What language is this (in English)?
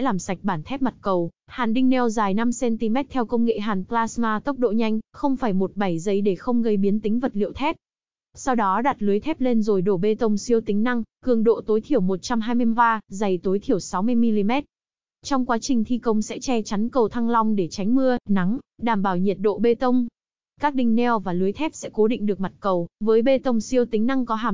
Vietnamese